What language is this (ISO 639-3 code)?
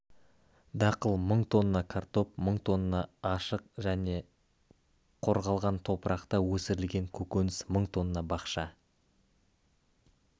kaz